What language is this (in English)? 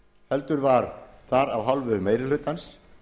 Icelandic